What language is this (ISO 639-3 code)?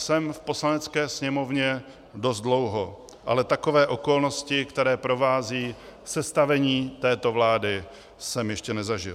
ces